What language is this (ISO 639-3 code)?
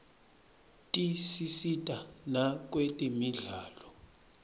ssw